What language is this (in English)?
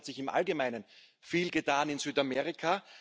German